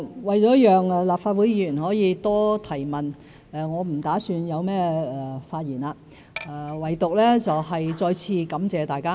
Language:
Cantonese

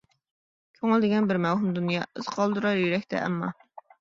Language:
Uyghur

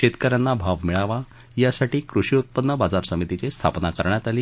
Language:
Marathi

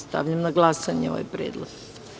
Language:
Serbian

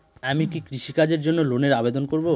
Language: Bangla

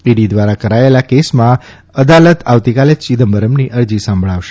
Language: Gujarati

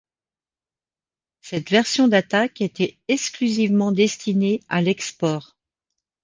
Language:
French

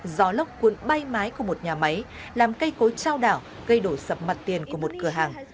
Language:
Vietnamese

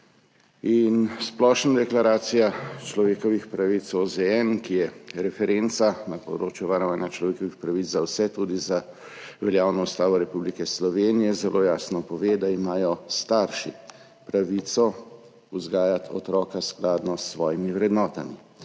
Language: Slovenian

